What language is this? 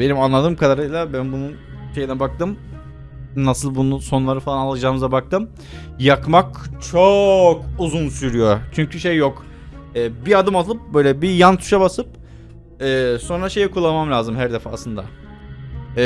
Turkish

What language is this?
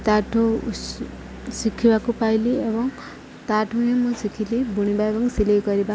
Odia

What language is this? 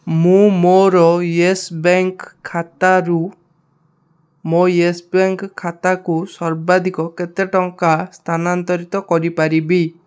Odia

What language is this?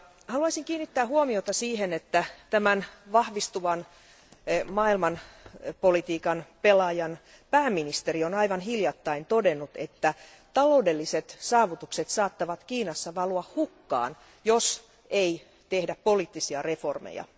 Finnish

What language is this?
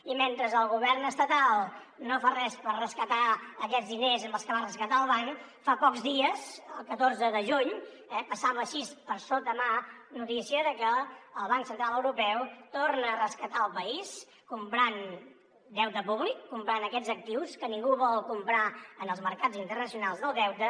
Catalan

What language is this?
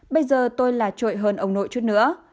Vietnamese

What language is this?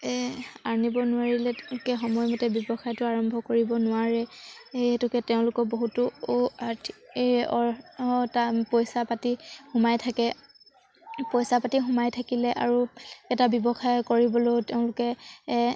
Assamese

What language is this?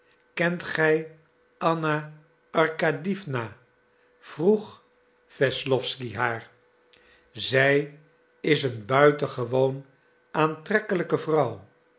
Dutch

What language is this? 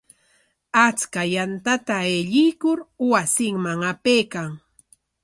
Corongo Ancash Quechua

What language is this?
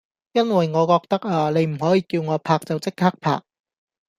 Cantonese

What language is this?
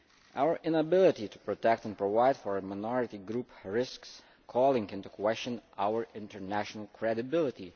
English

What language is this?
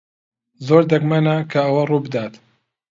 Central Kurdish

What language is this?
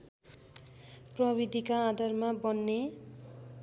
Nepali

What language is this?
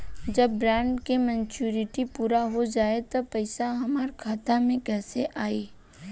Bhojpuri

